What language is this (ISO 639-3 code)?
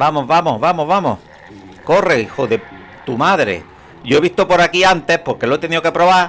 spa